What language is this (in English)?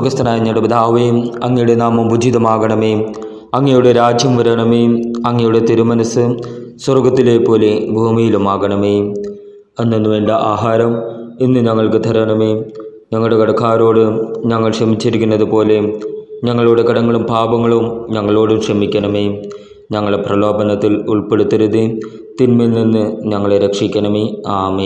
Malayalam